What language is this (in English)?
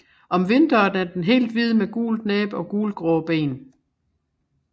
Danish